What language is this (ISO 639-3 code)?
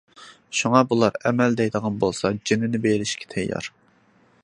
uig